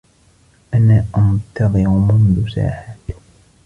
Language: Arabic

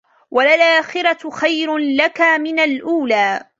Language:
Arabic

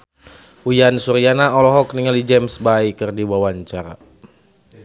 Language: Sundanese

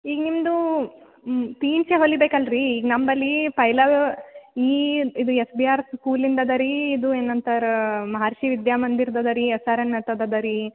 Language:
Kannada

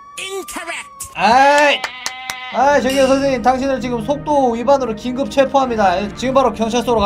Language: Korean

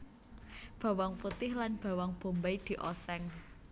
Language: Javanese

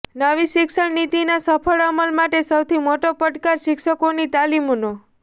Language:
Gujarati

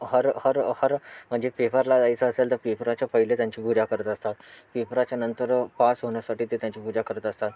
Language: Marathi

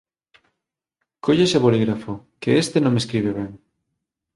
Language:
Galician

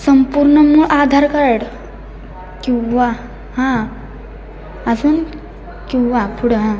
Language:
Marathi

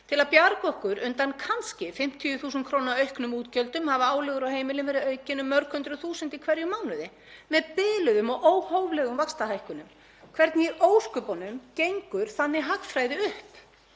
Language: Icelandic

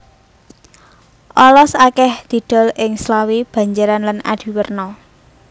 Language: Javanese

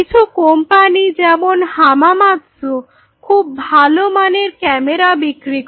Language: Bangla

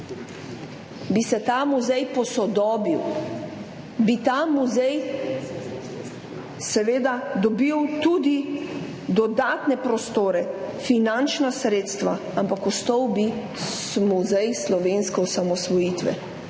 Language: Slovenian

